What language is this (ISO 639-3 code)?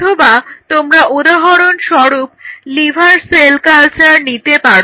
ben